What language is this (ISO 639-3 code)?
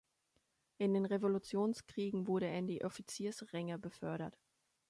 deu